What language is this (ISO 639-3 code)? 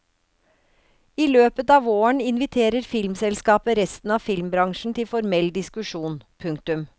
nor